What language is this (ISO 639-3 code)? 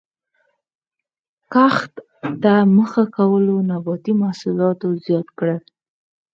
pus